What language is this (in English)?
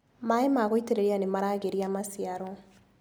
Kikuyu